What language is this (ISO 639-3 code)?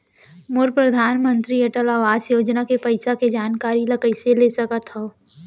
hne